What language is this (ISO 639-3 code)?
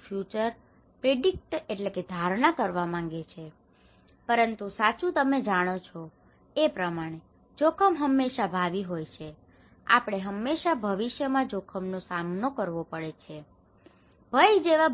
guj